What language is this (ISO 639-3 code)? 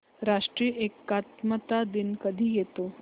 mar